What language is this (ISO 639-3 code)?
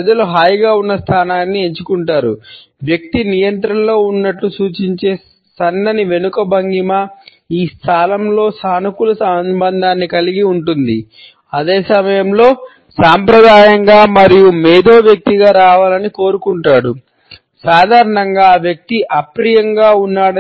tel